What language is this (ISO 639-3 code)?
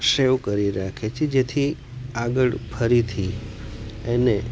guj